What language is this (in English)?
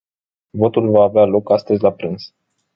Romanian